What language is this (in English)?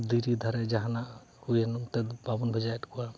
Santali